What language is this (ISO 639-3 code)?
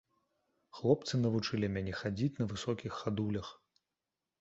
bel